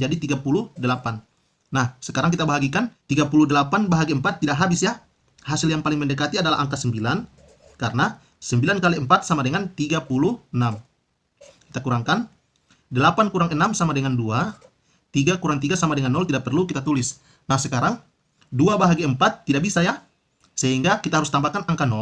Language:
Indonesian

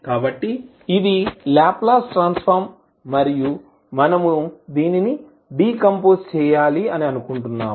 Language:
Telugu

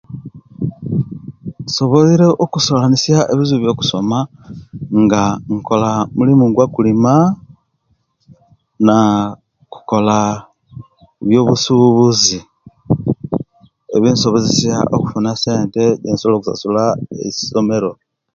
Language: Kenyi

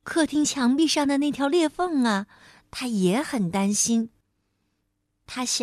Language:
Chinese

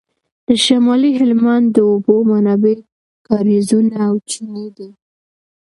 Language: Pashto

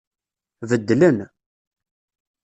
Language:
Kabyle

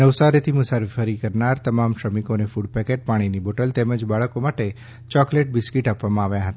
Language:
Gujarati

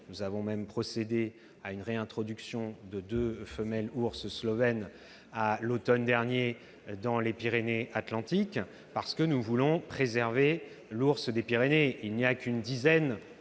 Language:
French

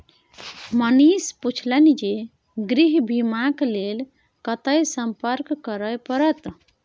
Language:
Maithili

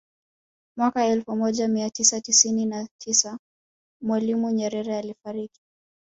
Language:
Swahili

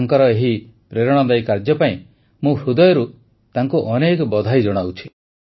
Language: Odia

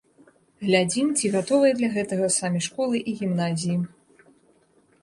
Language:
Belarusian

